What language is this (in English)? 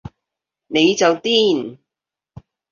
Cantonese